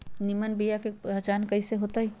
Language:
Magahi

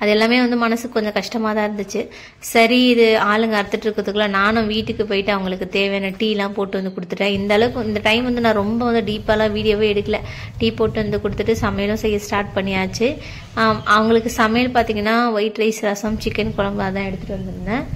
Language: Tamil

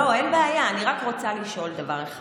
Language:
Hebrew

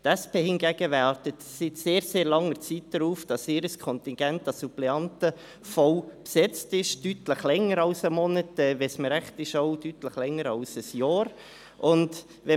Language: Swiss German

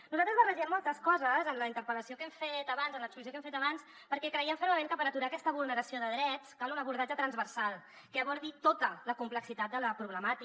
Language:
Catalan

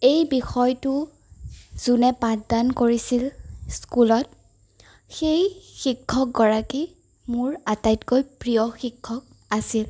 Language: Assamese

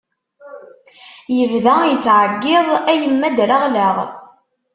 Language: Kabyle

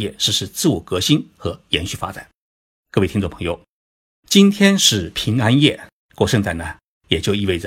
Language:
Chinese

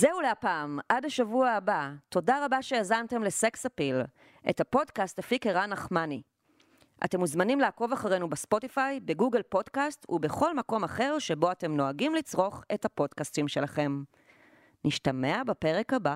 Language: Hebrew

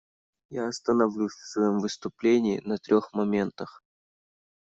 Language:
Russian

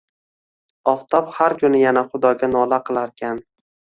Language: Uzbek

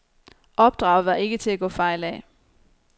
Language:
Danish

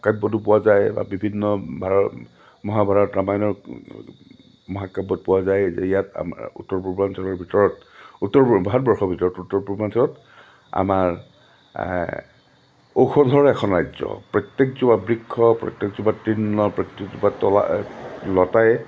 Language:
Assamese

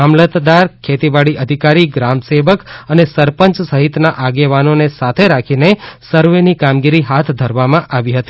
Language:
Gujarati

